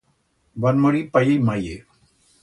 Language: Aragonese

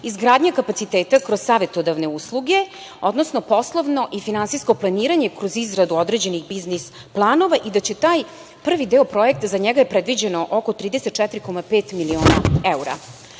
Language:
Serbian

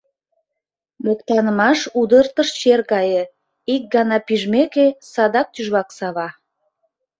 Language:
Mari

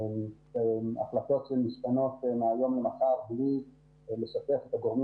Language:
Hebrew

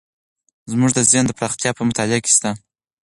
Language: Pashto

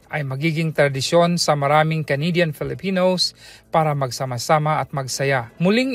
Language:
Filipino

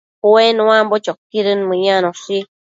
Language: Matsés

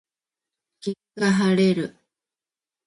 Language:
Japanese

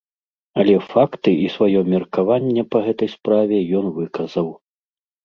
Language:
Belarusian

